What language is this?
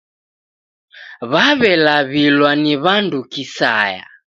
Taita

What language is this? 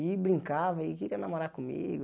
Portuguese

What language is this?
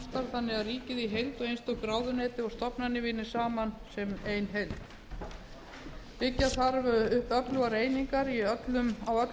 Icelandic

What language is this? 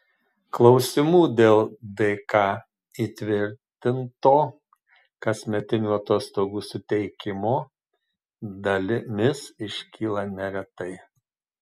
Lithuanian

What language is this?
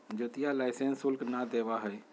Magahi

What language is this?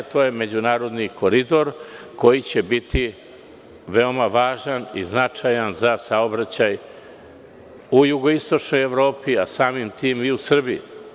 Serbian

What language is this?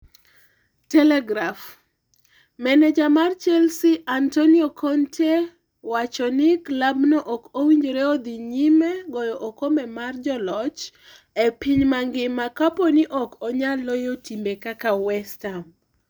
Luo (Kenya and Tanzania)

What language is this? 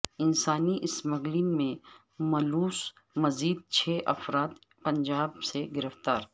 Urdu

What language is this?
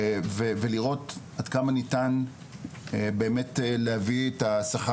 Hebrew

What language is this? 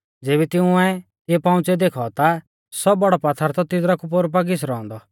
Mahasu Pahari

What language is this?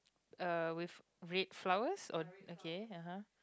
English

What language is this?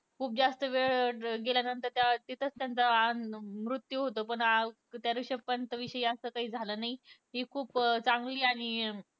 Marathi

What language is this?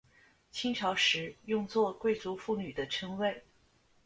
Chinese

